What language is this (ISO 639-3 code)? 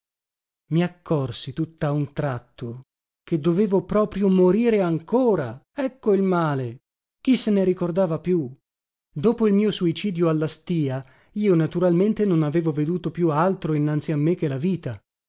ita